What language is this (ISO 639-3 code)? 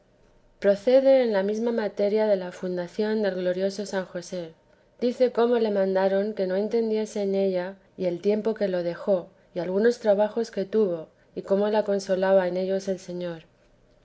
spa